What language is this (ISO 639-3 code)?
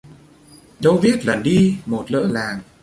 vie